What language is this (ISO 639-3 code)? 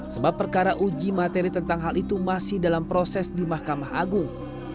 ind